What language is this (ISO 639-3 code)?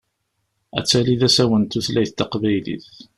kab